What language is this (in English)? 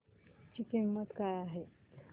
Marathi